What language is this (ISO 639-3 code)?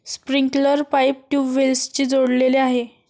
mar